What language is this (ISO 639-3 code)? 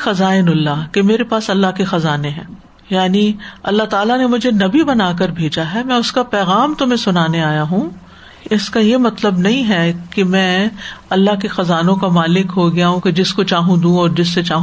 urd